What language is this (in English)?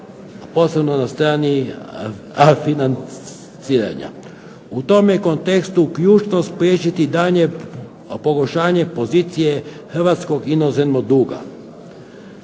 Croatian